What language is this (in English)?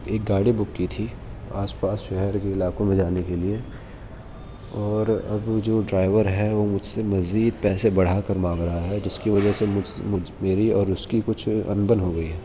Urdu